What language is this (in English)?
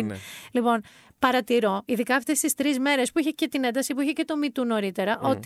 Greek